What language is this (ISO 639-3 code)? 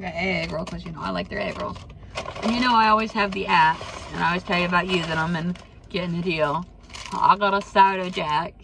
eng